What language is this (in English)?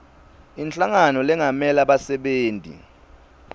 Swati